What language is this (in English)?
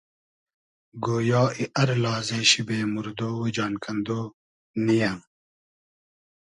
Hazaragi